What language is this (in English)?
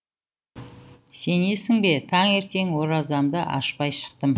Kazakh